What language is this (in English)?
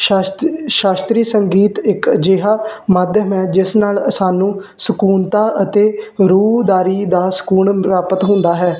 Punjabi